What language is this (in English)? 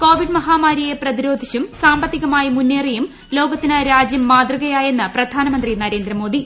Malayalam